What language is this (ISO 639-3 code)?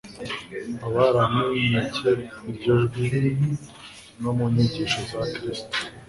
kin